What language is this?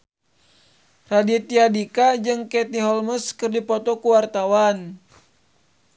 Sundanese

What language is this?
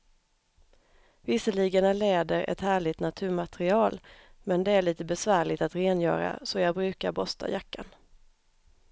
Swedish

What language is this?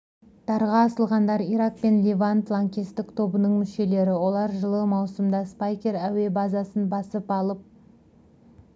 Kazakh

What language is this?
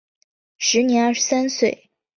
Chinese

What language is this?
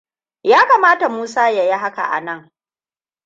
Hausa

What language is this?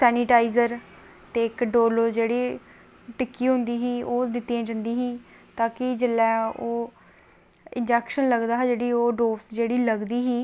Dogri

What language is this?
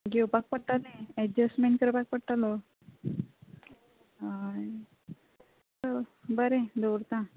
Konkani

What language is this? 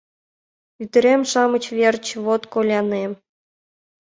Mari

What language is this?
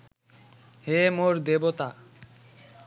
Bangla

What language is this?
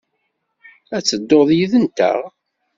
Kabyle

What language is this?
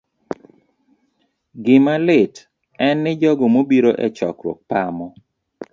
Luo (Kenya and Tanzania)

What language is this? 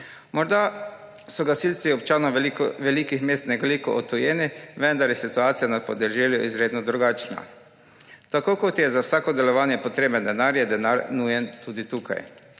Slovenian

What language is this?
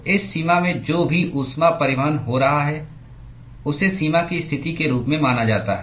Hindi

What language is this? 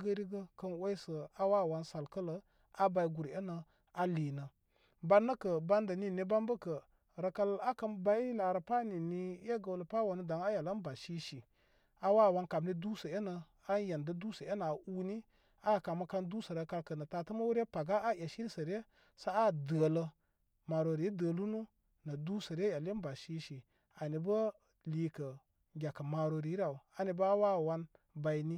Koma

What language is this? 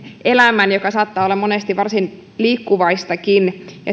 Finnish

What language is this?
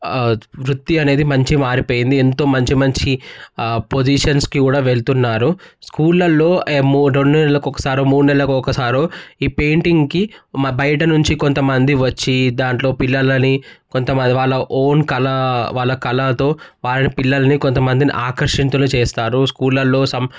Telugu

